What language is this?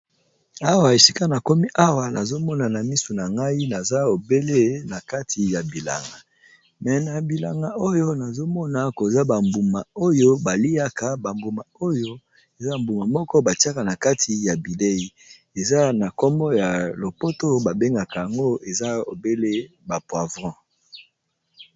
Lingala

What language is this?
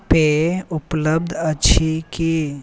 Maithili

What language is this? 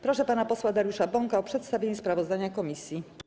Polish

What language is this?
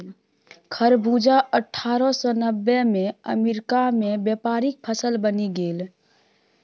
Maithili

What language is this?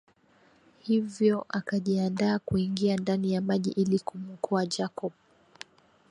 Swahili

